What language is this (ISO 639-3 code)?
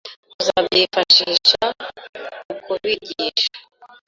kin